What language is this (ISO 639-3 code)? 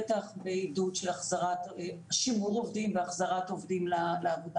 heb